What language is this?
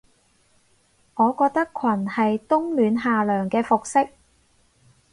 Cantonese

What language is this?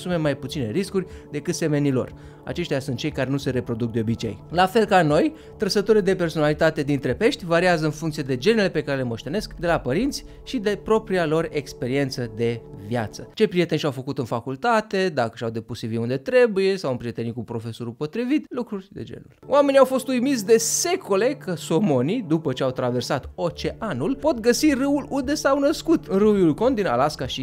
Romanian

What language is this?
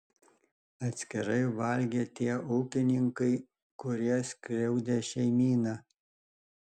Lithuanian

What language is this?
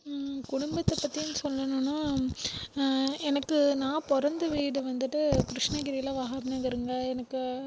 Tamil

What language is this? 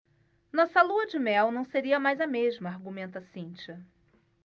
Portuguese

